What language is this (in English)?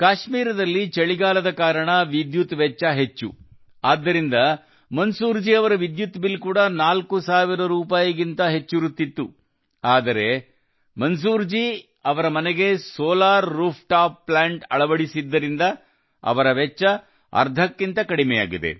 Kannada